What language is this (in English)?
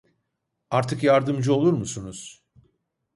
Turkish